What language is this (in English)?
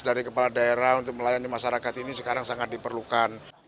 Indonesian